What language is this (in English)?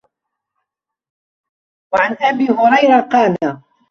Arabic